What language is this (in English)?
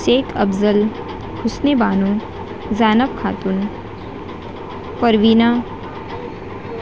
Urdu